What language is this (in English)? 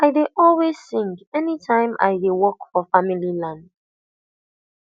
Nigerian Pidgin